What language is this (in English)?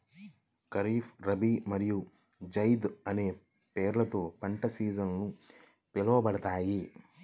Telugu